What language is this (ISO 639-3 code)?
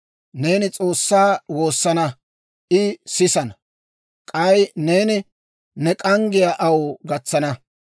dwr